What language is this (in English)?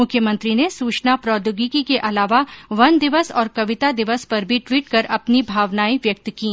Hindi